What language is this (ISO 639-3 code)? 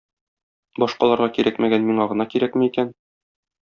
tat